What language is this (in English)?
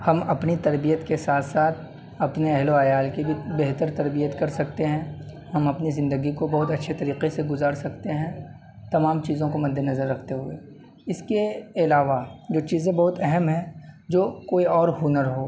Urdu